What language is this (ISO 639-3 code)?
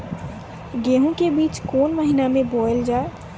mai